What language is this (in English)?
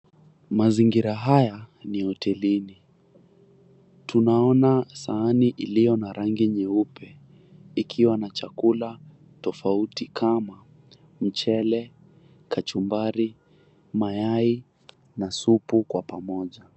Swahili